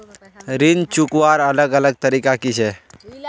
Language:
Magahi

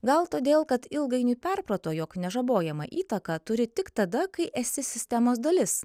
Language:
Lithuanian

